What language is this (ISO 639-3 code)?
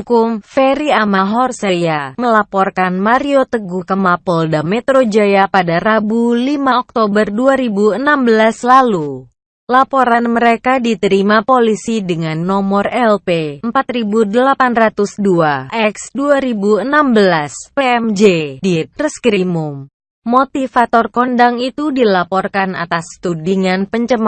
ind